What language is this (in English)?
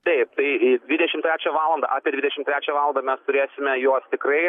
Lithuanian